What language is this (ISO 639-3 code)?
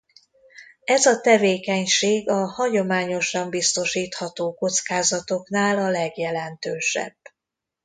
hun